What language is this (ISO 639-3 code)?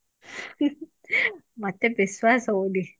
ori